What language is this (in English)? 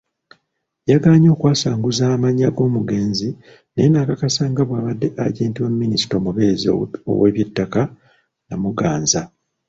Ganda